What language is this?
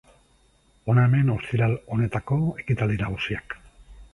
Basque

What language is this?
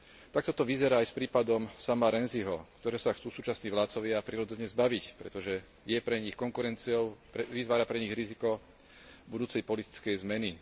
Slovak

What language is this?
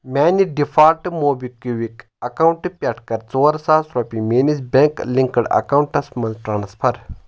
Kashmiri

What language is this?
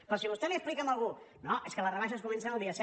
Catalan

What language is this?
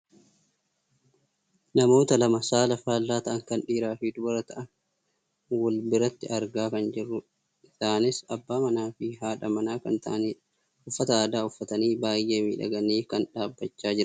Oromo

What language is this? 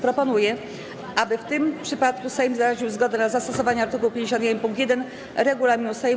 Polish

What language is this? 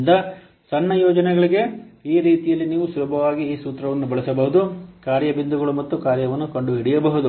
Kannada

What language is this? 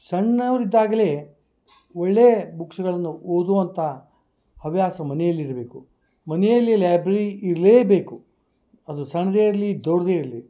Kannada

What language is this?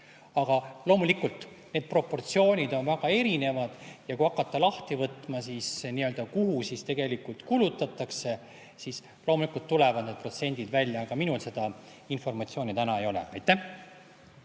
Estonian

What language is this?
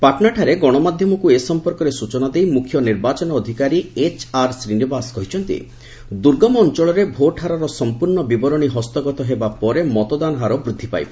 Odia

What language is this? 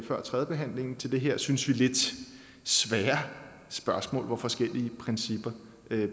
Danish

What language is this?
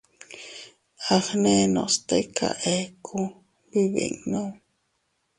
Teutila Cuicatec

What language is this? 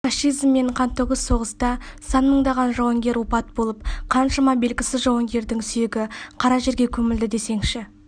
Kazakh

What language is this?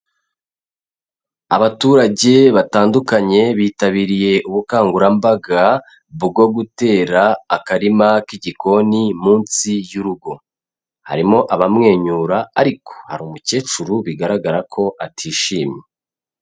Kinyarwanda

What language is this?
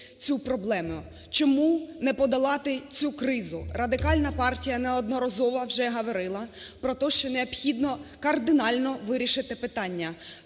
Ukrainian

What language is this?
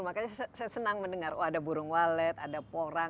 Indonesian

